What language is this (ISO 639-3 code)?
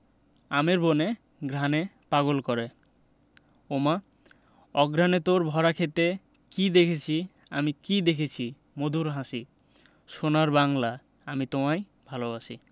ben